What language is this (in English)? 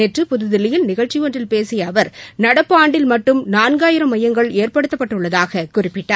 Tamil